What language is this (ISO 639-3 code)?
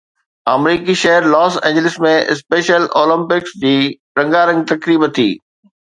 snd